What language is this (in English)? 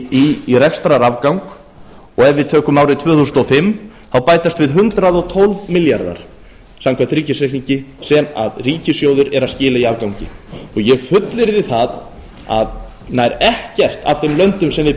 Icelandic